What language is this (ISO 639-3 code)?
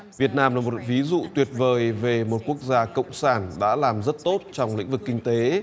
vie